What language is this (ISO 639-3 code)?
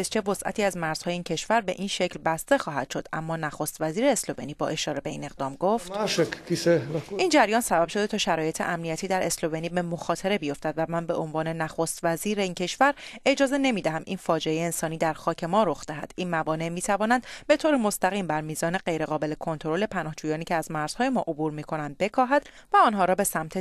fas